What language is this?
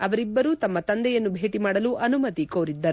Kannada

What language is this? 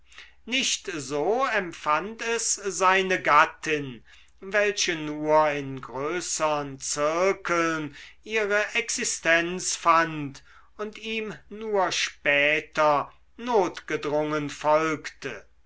German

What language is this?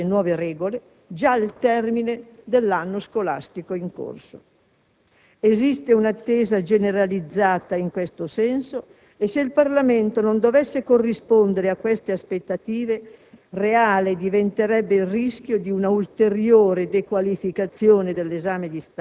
Italian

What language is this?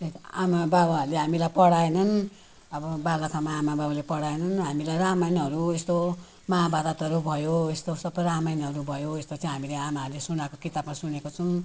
Nepali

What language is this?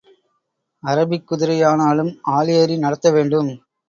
Tamil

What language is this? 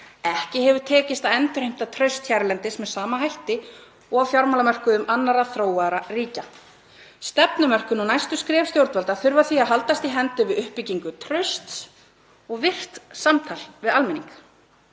Icelandic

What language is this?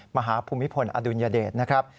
Thai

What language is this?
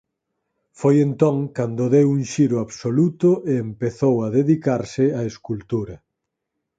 Galician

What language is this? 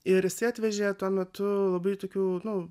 Lithuanian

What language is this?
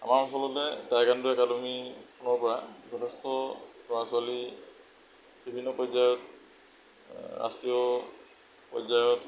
Assamese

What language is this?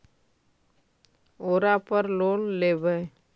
Magahi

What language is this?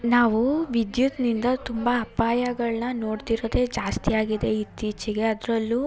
Kannada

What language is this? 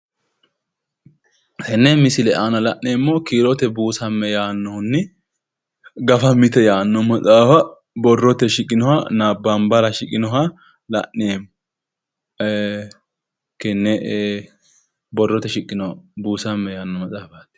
Sidamo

